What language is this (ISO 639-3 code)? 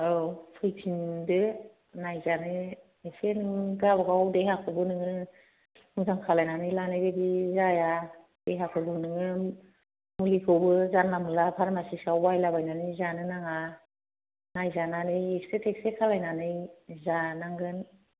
brx